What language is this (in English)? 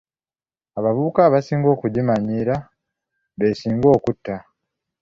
Ganda